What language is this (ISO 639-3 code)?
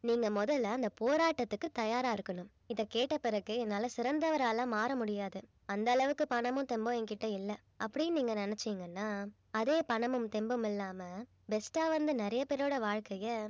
tam